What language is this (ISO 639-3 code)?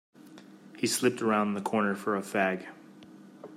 eng